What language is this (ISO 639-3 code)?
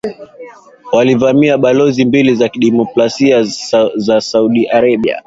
swa